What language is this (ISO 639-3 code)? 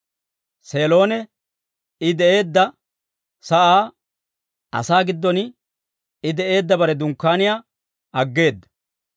dwr